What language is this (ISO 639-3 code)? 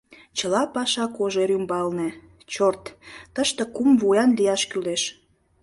chm